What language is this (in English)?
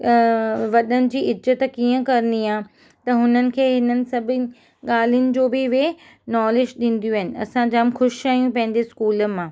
Sindhi